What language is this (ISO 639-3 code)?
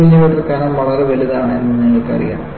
mal